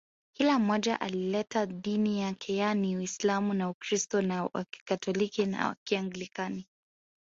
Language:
Swahili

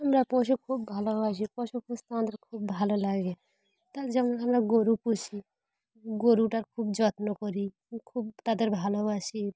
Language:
Bangla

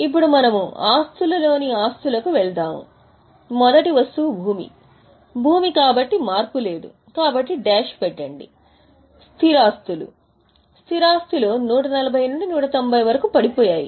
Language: Telugu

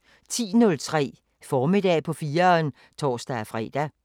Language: Danish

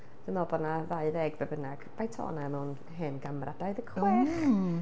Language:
Welsh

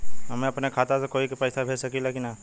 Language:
Bhojpuri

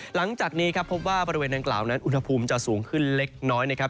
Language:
Thai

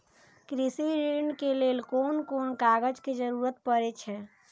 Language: Maithili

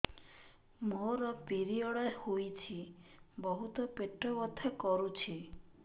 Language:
Odia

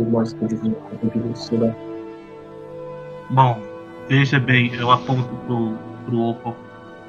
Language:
Portuguese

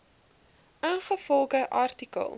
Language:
Afrikaans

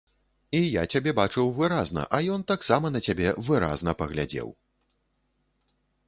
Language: Belarusian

